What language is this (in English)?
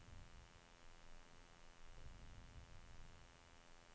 Swedish